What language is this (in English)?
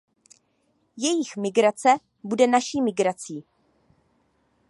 Czech